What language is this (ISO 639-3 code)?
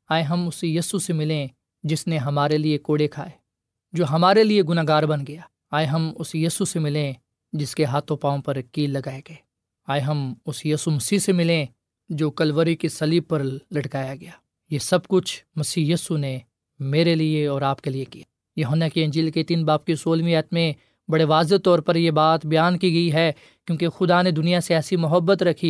urd